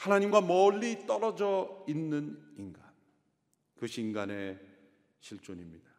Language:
Korean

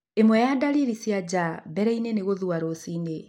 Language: Kikuyu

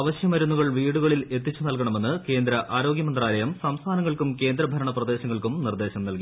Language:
Malayalam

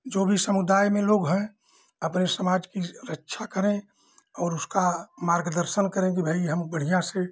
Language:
Hindi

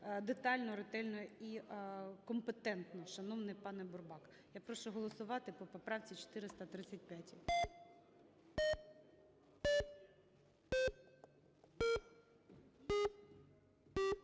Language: Ukrainian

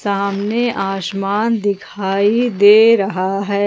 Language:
Hindi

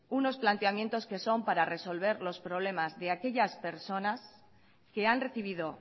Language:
Spanish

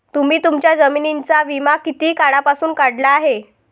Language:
Marathi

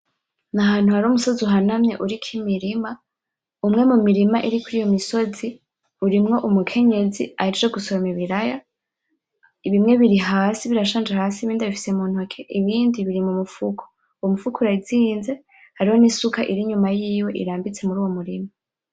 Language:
Rundi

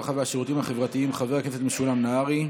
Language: Hebrew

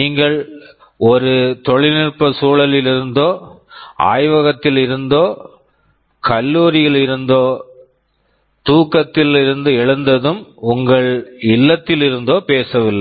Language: Tamil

